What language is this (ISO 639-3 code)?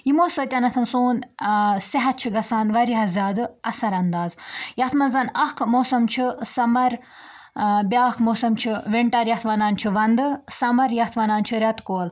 kas